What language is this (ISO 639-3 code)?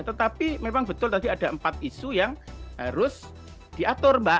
ind